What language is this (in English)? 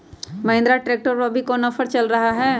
Magahi